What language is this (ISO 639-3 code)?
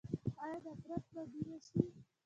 pus